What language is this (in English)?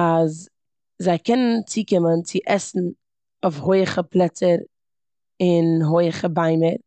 Yiddish